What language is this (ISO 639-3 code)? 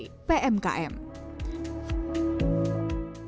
ind